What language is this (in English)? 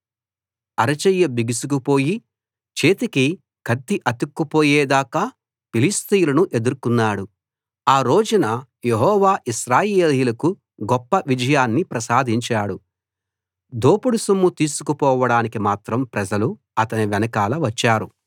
Telugu